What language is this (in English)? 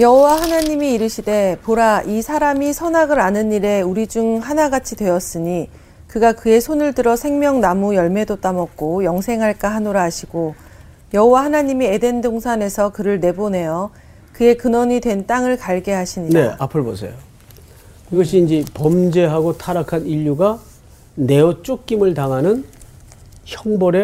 Korean